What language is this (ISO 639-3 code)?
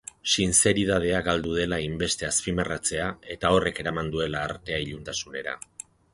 eus